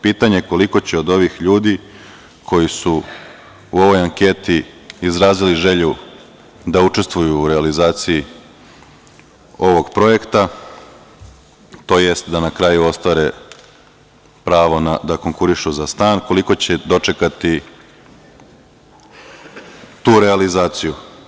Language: Serbian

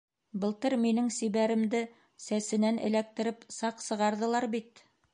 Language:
Bashkir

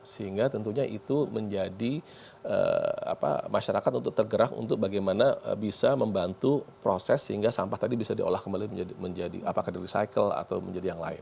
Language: Indonesian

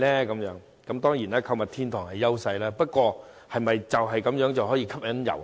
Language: Cantonese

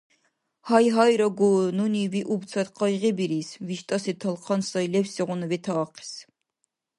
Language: Dargwa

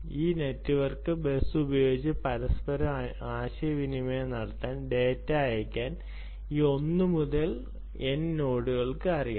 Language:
Malayalam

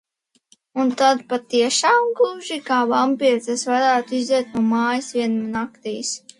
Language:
Latvian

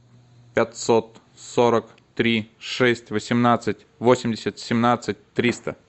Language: Russian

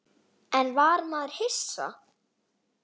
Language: Icelandic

